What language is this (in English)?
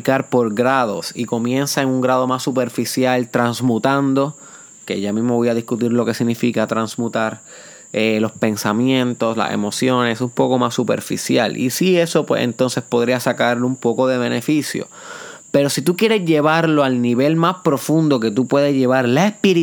Spanish